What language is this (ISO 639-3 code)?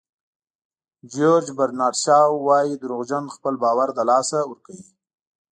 pus